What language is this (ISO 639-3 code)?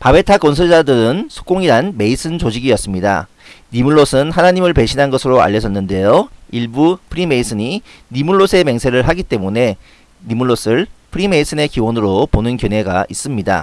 kor